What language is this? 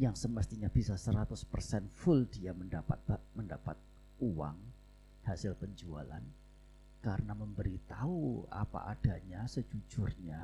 Indonesian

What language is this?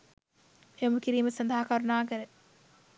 Sinhala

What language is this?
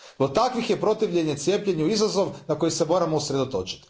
Croatian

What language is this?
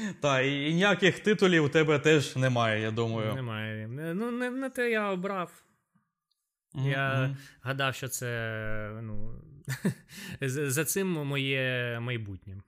Ukrainian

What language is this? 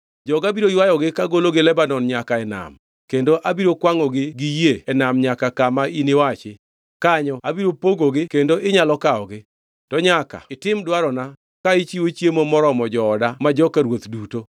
Luo (Kenya and Tanzania)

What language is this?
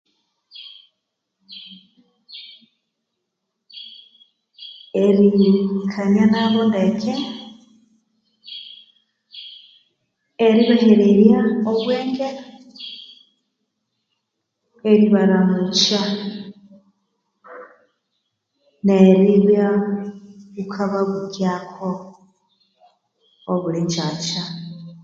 Konzo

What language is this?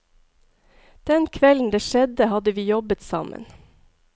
Norwegian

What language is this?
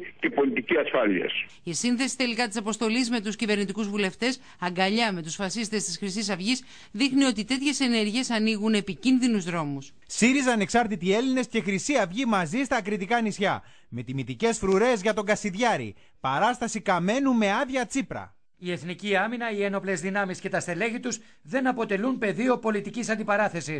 Greek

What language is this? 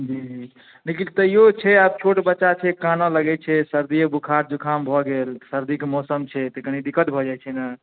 Maithili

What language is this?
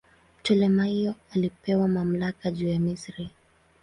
Swahili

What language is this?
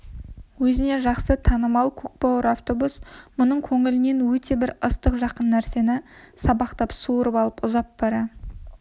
Kazakh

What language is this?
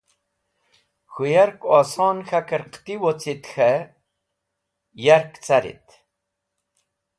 Wakhi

